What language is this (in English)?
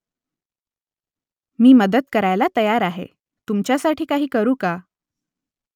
Marathi